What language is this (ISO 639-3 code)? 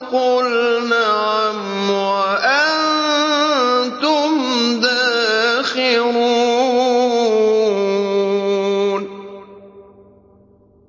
ara